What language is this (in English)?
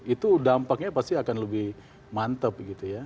Indonesian